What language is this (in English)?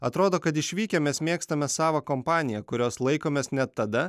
Lithuanian